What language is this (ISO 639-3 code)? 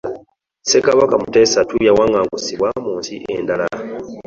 lug